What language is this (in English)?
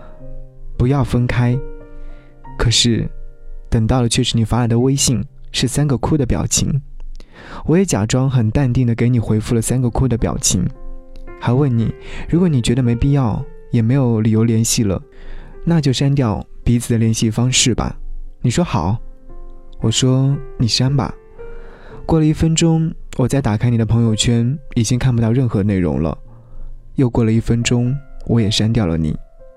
Chinese